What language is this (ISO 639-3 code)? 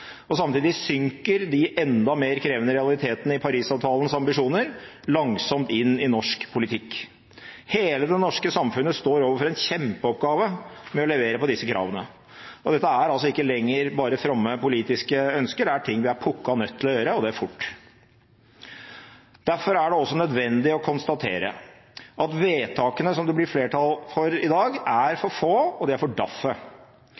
nob